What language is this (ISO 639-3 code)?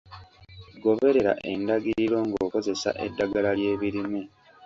lug